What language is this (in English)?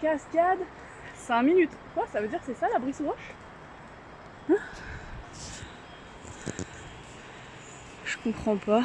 French